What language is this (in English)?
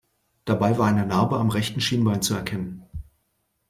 German